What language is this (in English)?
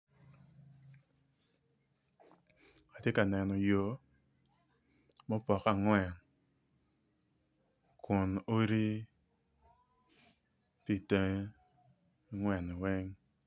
Acoli